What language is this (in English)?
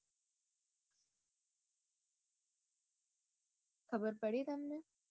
Gujarati